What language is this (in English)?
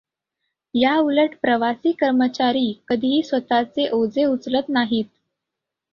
Marathi